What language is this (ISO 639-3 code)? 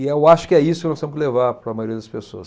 por